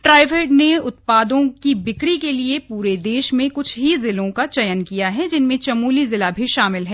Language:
Hindi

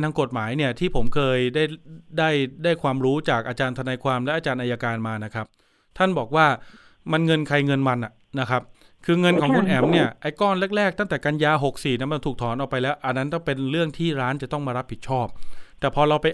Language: Thai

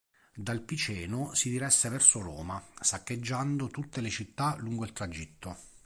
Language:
Italian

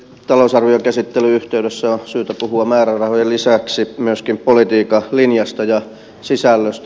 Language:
Finnish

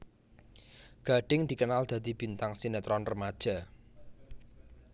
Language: Javanese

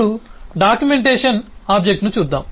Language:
Telugu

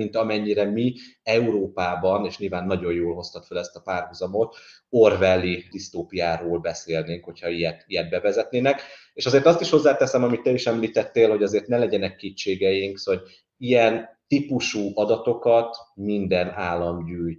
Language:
Hungarian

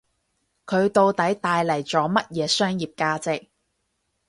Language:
Cantonese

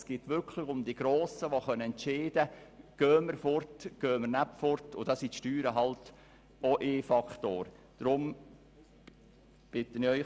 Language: Swiss German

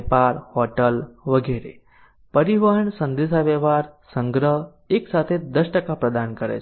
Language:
Gujarati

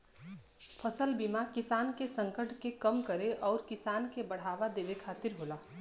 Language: Bhojpuri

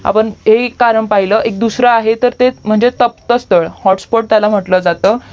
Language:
Marathi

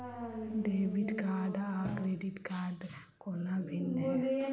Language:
Maithili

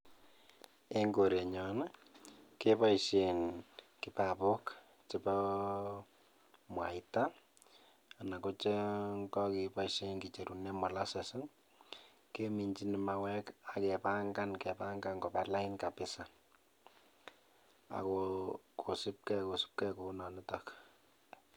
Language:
Kalenjin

